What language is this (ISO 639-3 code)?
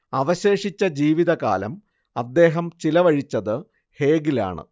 mal